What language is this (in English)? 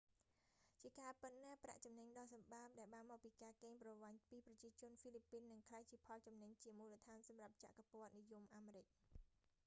Khmer